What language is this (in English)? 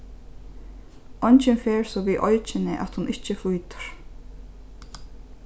Faroese